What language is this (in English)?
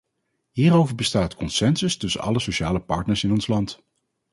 Dutch